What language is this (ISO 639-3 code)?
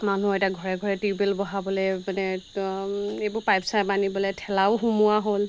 asm